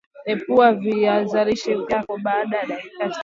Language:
Swahili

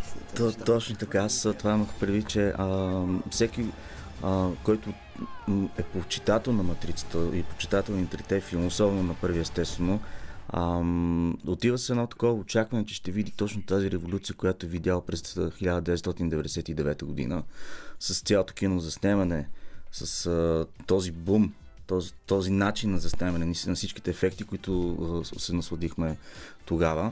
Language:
Bulgarian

